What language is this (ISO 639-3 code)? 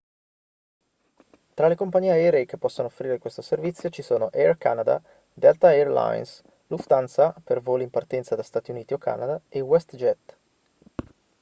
ita